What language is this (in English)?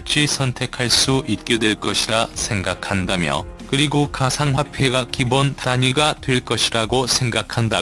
Korean